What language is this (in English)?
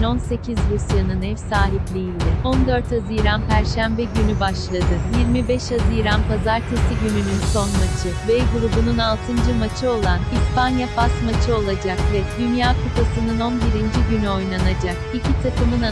Turkish